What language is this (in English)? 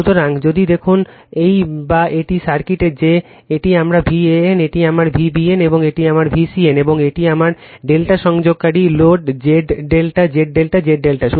Bangla